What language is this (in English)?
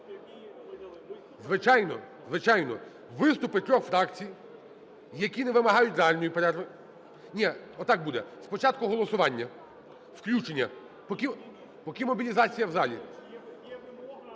Ukrainian